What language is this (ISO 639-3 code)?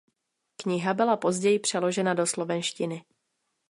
ces